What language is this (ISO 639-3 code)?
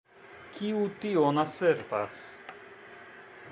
epo